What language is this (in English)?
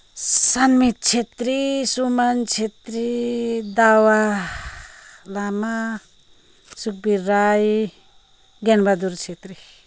Nepali